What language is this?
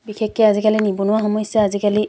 Assamese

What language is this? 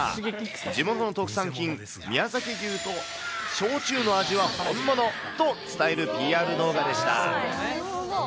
Japanese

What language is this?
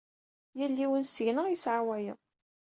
Kabyle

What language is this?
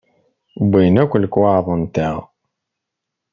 Kabyle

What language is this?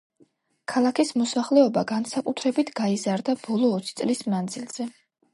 Georgian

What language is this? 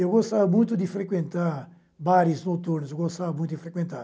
Portuguese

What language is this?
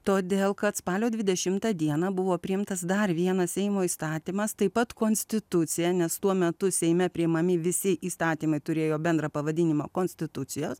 Lithuanian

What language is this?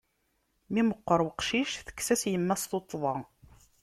Kabyle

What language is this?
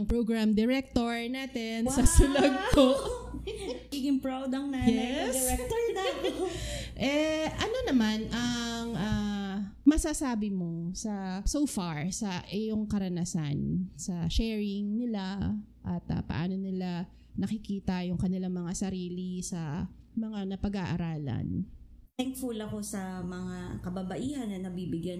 Filipino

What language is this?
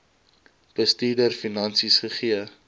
Afrikaans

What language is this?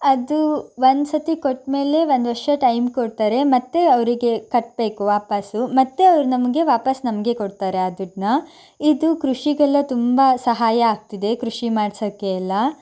Kannada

